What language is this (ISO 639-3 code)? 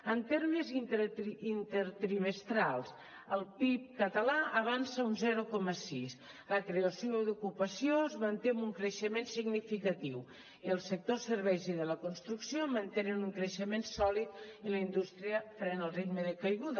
cat